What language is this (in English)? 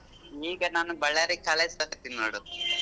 Kannada